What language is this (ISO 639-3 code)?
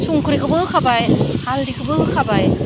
brx